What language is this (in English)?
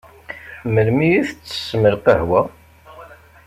Kabyle